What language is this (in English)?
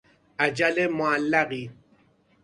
Persian